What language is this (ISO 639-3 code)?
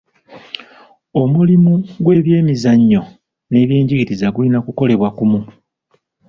lug